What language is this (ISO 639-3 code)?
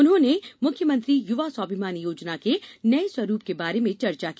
hin